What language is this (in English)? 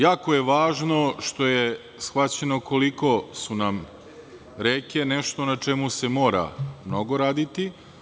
Serbian